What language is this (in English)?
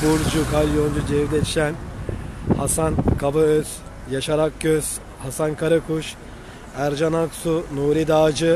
Turkish